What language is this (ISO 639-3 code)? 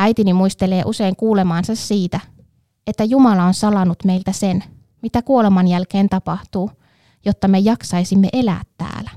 fin